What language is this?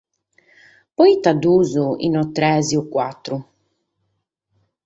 Sardinian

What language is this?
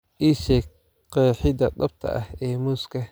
Somali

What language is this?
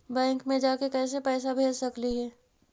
Magahi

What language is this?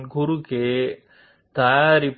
Telugu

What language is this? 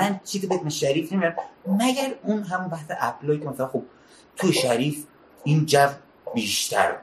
Persian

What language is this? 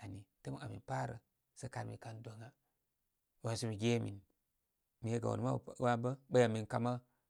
Koma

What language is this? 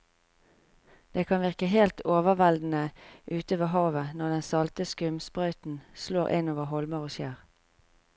Norwegian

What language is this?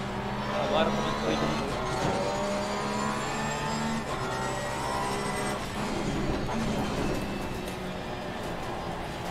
Portuguese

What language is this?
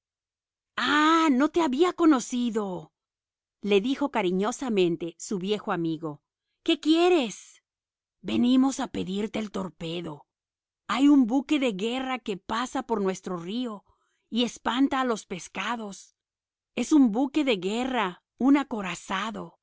Spanish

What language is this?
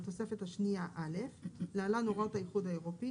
Hebrew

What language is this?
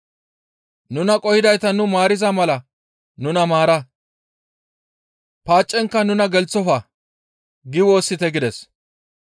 Gamo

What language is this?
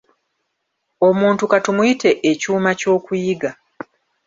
Ganda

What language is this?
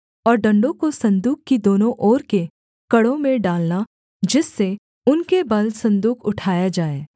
Hindi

